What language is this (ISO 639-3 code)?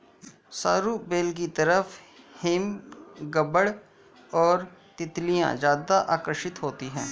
hin